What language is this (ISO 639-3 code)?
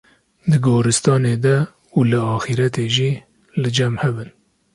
kur